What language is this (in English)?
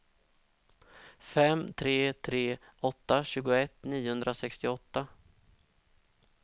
Swedish